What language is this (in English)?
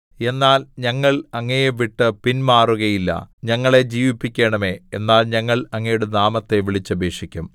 Malayalam